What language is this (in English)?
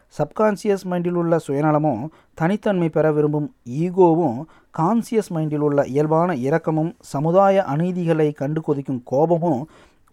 Tamil